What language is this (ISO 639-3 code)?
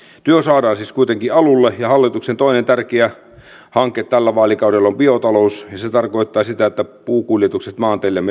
fin